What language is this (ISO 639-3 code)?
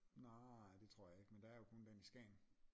dan